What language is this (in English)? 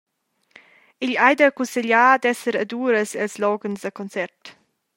Romansh